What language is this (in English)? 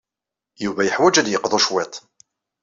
Kabyle